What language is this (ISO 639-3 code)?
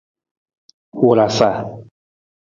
nmz